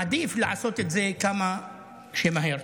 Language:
Hebrew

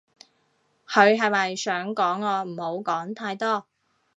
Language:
Cantonese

